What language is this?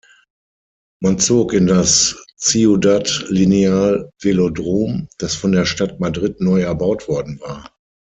German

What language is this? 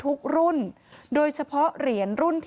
Thai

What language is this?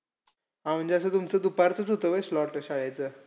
Marathi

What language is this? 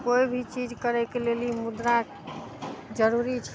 Maithili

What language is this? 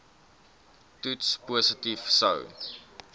Afrikaans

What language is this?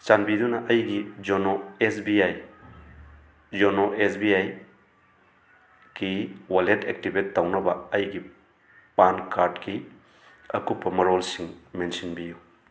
Manipuri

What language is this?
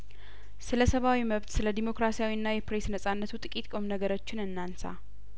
Amharic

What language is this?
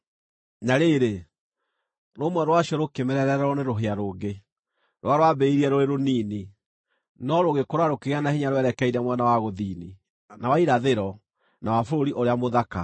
Kikuyu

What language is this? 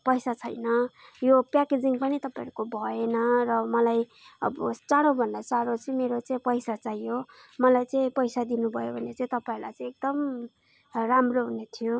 Nepali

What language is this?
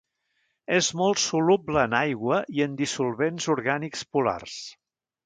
Catalan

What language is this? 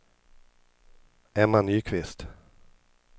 Swedish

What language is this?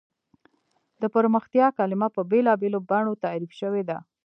Pashto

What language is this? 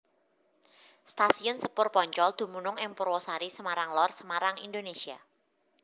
Javanese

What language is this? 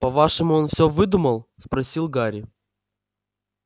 Russian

